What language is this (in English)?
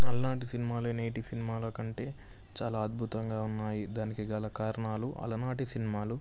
Telugu